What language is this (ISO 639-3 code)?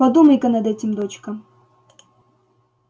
rus